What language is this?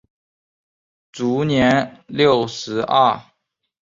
Chinese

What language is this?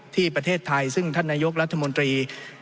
Thai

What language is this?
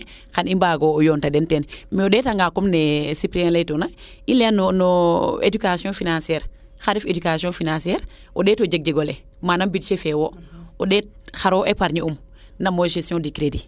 Serer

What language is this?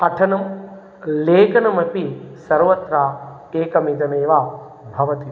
Sanskrit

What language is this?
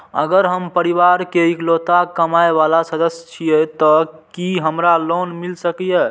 Maithili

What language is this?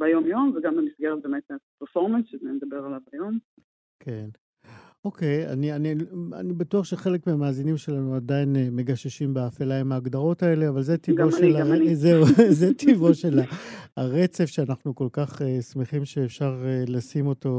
Hebrew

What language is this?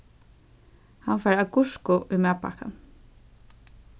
Faroese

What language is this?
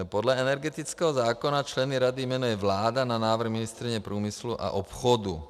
Czech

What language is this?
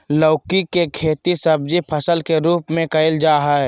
Magahi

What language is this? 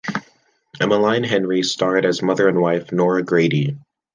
English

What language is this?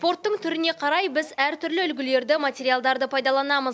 Kazakh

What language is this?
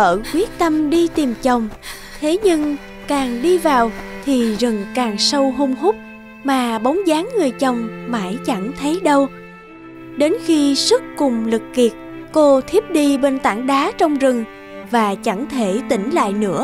Vietnamese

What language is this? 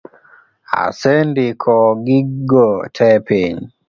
Luo (Kenya and Tanzania)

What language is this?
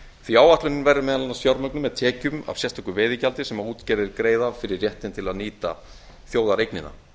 Icelandic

